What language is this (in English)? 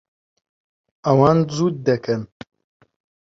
Central Kurdish